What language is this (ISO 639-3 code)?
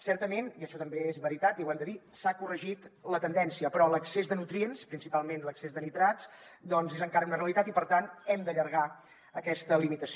cat